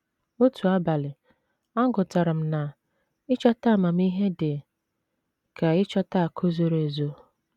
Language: Igbo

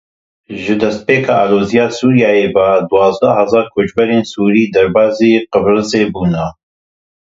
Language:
Kurdish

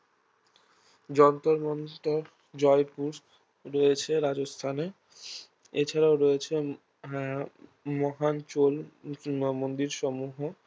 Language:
Bangla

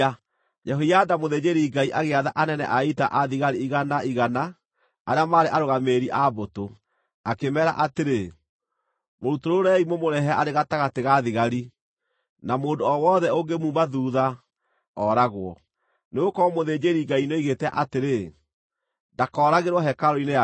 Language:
Kikuyu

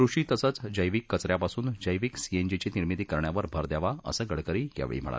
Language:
Marathi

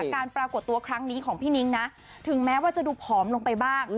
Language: Thai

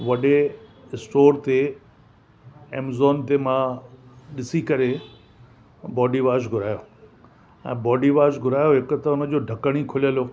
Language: Sindhi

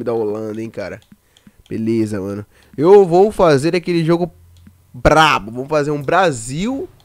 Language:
Portuguese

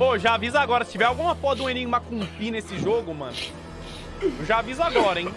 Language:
Portuguese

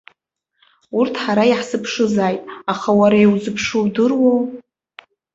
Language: Abkhazian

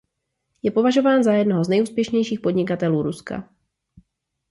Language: Czech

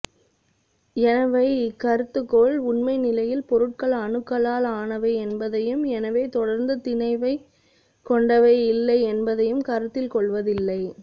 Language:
Tamil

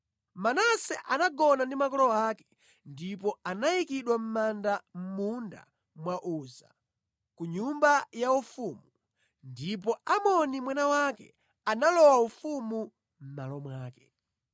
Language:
Nyanja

